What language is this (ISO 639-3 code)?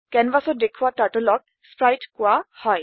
asm